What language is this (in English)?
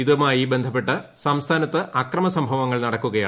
Malayalam